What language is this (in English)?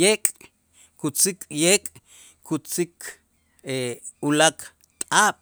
Itzá